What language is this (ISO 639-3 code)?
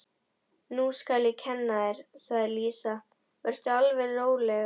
isl